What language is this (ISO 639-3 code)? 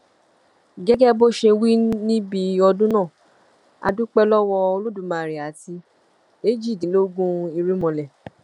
yor